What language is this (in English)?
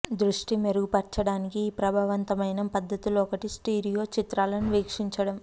Telugu